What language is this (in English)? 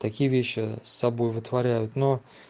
Russian